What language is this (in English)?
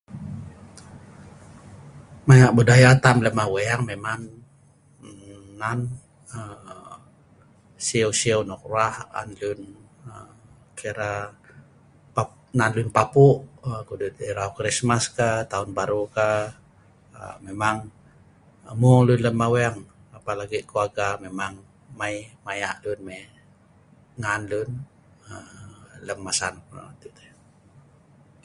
Sa'ban